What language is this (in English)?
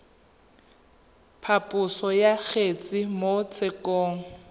Tswana